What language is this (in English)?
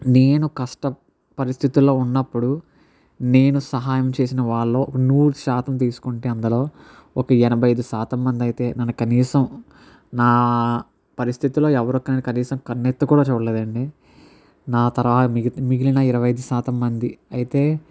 Telugu